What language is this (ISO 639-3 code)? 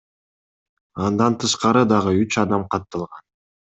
kir